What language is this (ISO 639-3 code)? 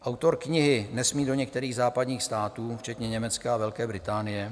ces